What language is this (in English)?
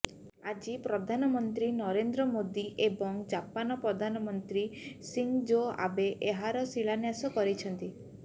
Odia